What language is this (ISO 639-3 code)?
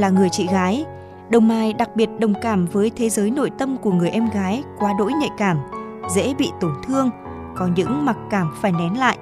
vie